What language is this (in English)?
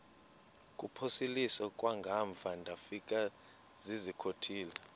Xhosa